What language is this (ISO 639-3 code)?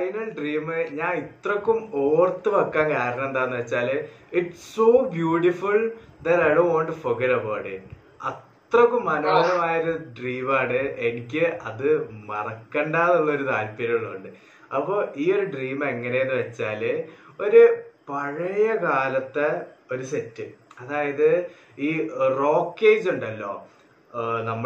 mal